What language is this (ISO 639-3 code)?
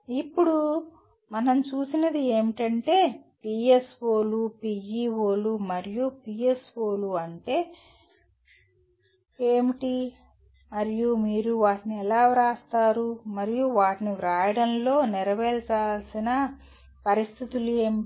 tel